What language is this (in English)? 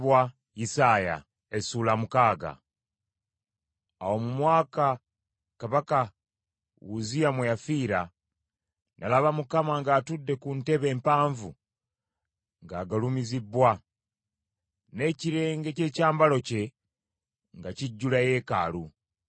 Ganda